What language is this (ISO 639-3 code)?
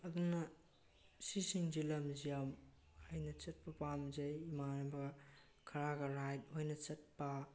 mni